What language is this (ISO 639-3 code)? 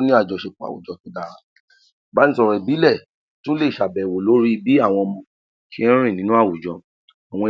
yor